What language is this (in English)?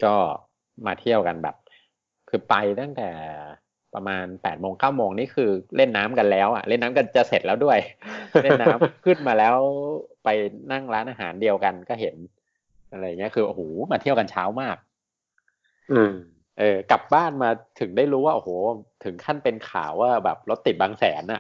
Thai